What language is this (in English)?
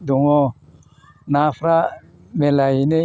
Bodo